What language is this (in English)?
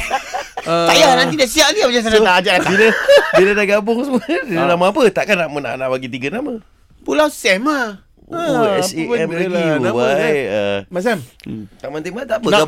Malay